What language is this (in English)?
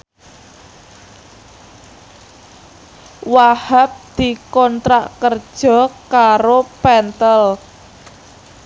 Javanese